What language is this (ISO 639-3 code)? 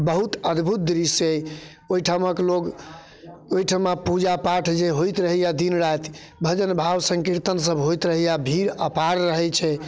mai